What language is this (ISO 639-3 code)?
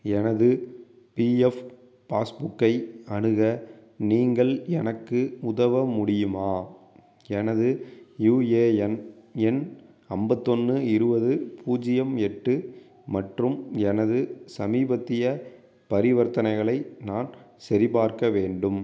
tam